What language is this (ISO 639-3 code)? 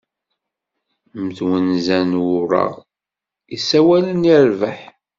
kab